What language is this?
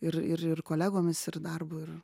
Lithuanian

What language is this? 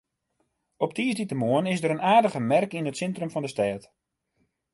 Western Frisian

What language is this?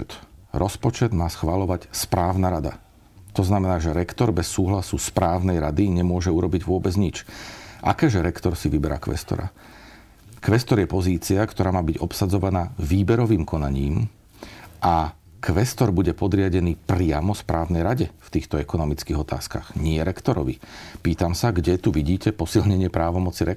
Slovak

